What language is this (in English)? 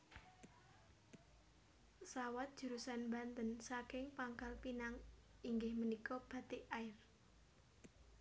Javanese